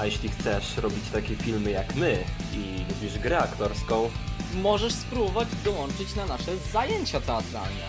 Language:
Polish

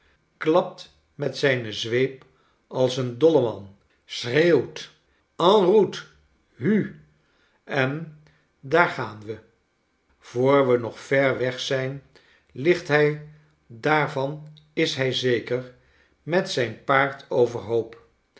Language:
Dutch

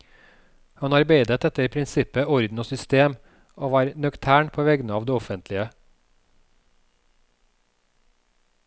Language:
Norwegian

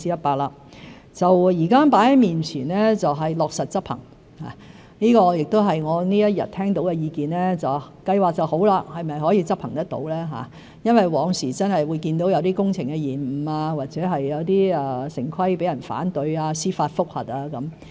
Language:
Cantonese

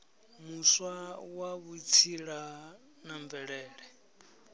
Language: Venda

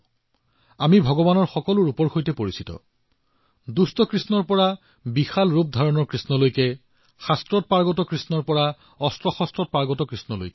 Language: Assamese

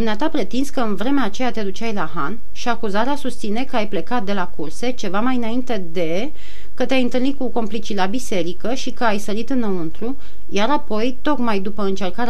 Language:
Romanian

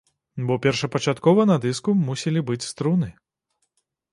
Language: Belarusian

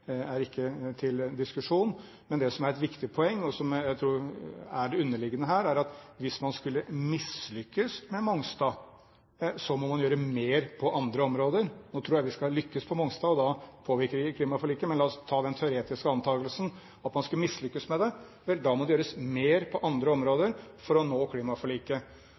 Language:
Norwegian Bokmål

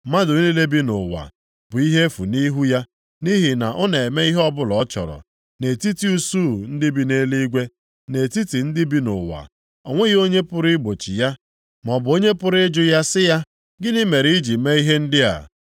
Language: Igbo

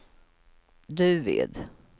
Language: Swedish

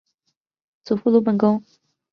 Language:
Chinese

